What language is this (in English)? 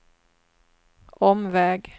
Swedish